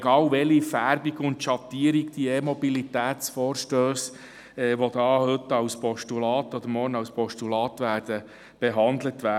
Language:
Swiss German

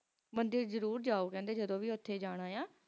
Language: Punjabi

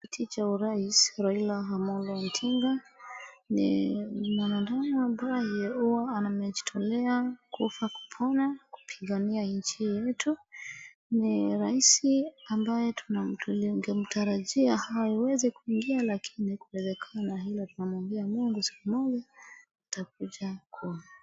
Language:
Swahili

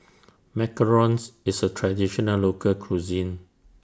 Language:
English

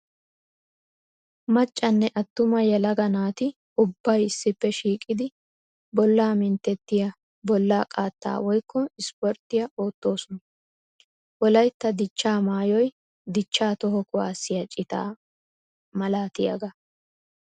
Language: Wolaytta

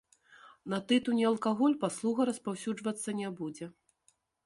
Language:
Belarusian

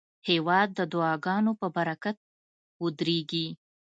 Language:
Pashto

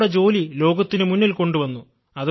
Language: Malayalam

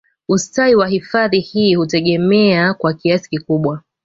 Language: Swahili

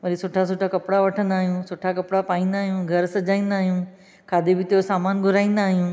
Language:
Sindhi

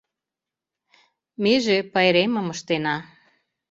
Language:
Mari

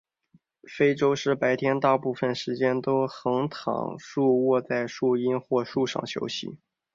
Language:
Chinese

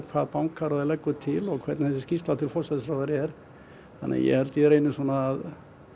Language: Icelandic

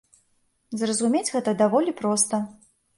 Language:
Belarusian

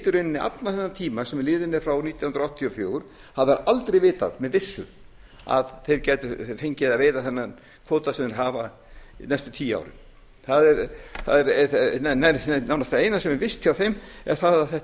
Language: Icelandic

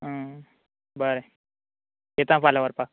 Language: Konkani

